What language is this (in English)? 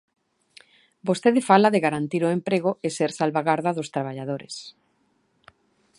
Galician